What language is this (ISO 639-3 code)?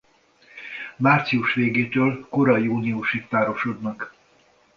hun